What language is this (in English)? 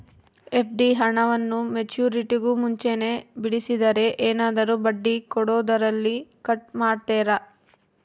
Kannada